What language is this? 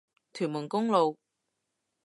Cantonese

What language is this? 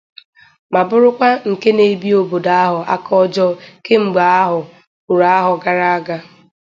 Igbo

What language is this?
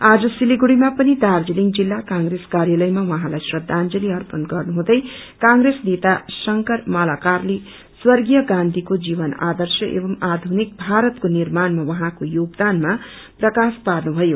Nepali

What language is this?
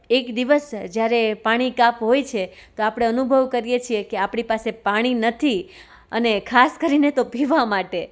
Gujarati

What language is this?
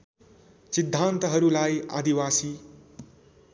Nepali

